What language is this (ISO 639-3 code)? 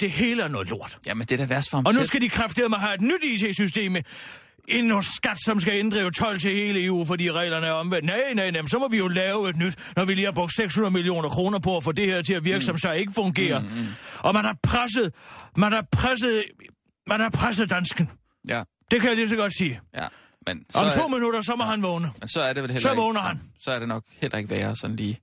dan